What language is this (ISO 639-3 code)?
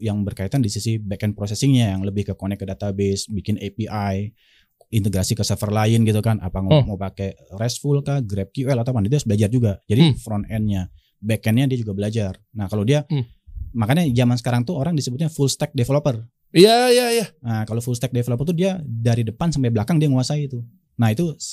ind